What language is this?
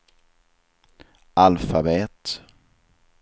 Swedish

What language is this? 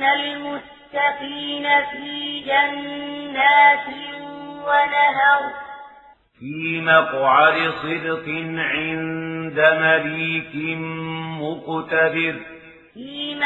Arabic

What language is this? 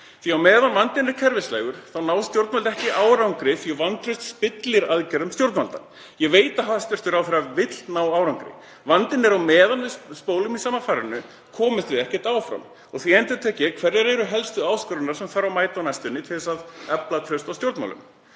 Icelandic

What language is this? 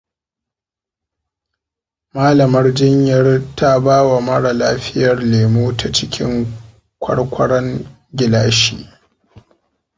Hausa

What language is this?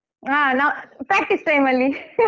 Kannada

